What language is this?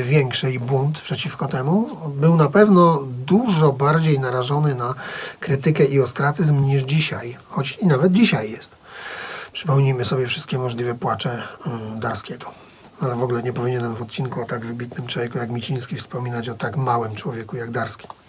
Polish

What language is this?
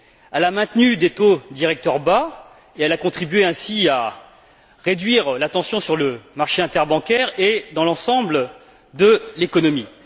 French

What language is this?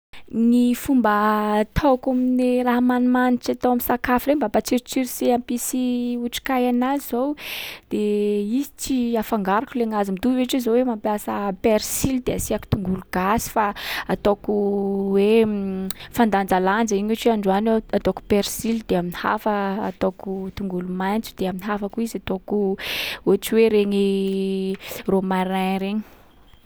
Sakalava Malagasy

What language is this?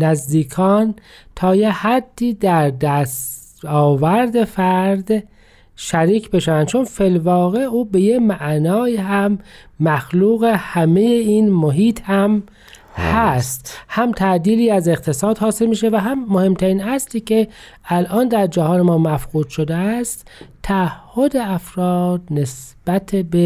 Persian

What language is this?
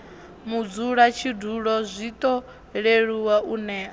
Venda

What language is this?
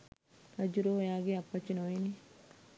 Sinhala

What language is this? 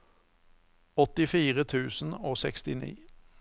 Norwegian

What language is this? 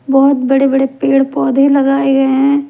Hindi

